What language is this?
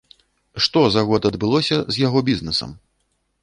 Belarusian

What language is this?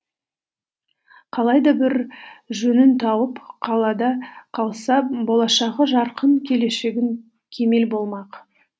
Kazakh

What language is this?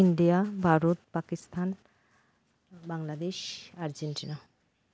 Santali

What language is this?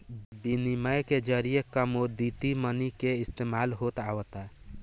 Bhojpuri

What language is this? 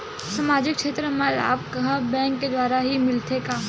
Chhattisgarhi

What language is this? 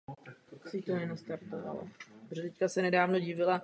Czech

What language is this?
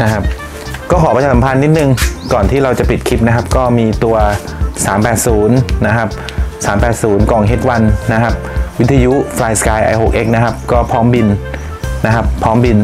Thai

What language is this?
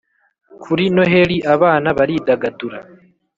Kinyarwanda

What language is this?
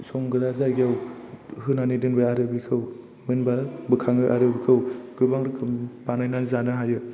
Bodo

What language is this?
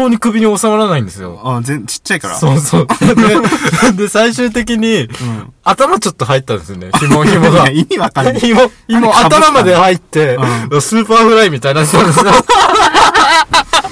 Japanese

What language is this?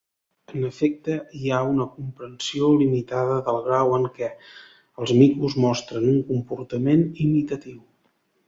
Catalan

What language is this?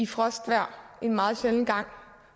Danish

